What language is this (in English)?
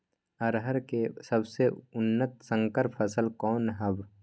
Magahi